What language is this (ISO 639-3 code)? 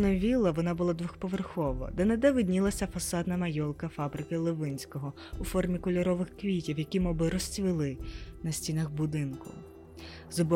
ukr